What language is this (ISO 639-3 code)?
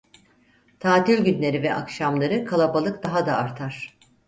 tur